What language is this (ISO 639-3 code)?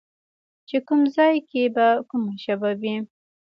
pus